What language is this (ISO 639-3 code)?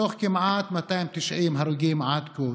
heb